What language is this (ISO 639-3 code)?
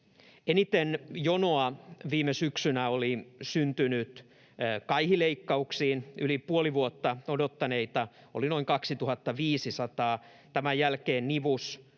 fin